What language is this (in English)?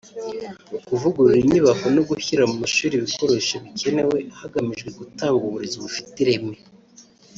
Kinyarwanda